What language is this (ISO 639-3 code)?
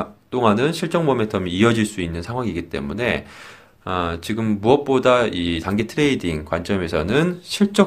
kor